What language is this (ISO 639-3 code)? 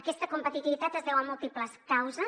cat